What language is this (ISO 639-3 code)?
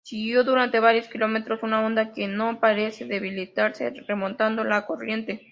spa